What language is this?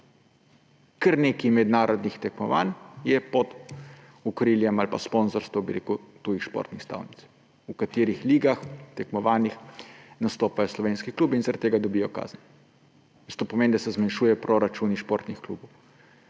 Slovenian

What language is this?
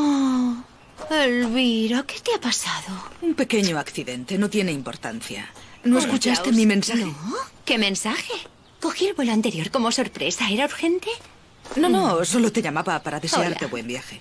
Spanish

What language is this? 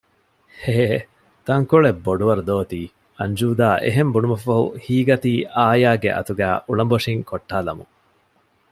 Divehi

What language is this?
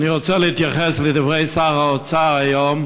Hebrew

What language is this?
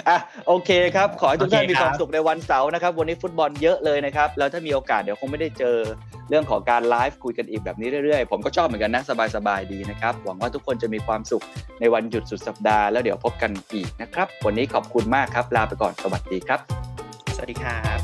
Thai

